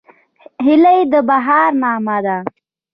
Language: Pashto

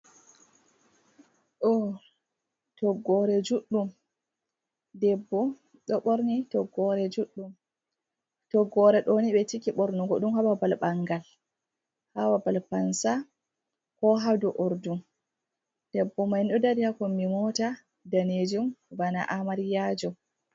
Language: Fula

